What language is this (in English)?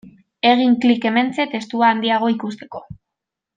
Basque